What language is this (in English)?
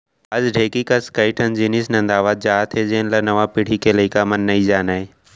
Chhattisgarhi